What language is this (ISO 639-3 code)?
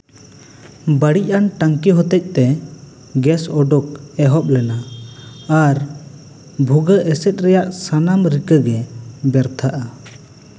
sat